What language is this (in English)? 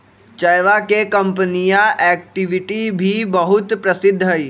Magahi